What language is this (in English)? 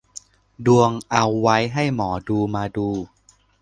Thai